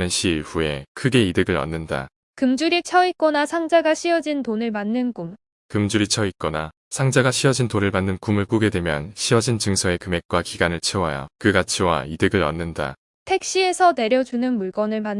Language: Korean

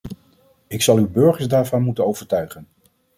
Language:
Dutch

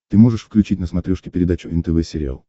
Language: Russian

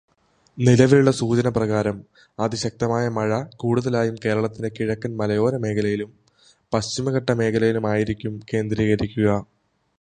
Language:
Malayalam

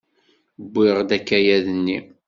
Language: Kabyle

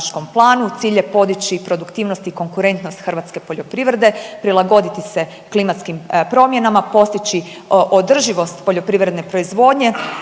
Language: Croatian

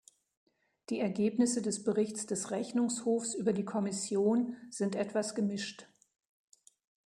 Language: German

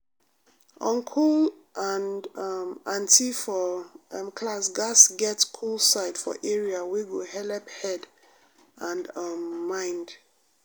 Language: Nigerian Pidgin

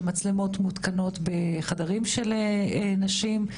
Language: Hebrew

